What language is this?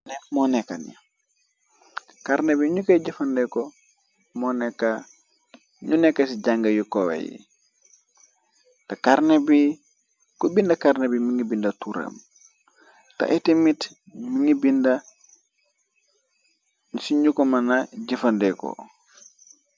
Wolof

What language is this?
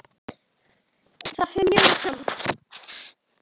Icelandic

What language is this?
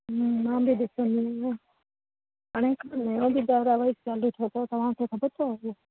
Sindhi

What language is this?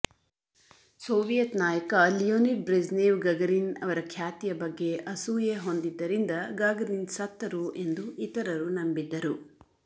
Kannada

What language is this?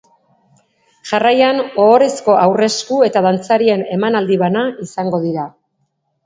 Basque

